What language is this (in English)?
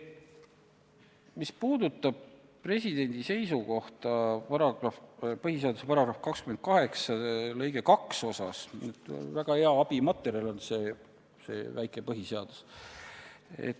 Estonian